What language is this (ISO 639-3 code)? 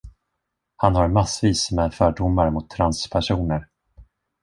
swe